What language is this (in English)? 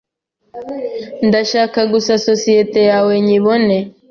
Kinyarwanda